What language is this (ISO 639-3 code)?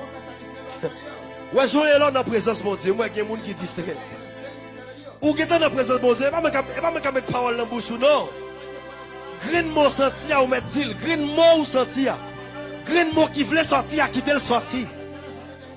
fra